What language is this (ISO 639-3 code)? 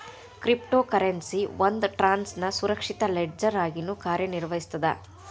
kan